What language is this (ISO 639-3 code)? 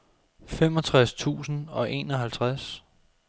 dan